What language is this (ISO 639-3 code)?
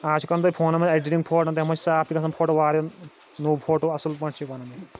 kas